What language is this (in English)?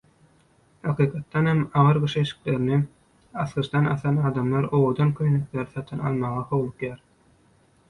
Turkmen